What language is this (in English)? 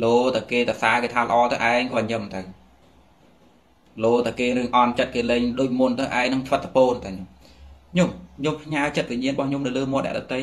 Vietnamese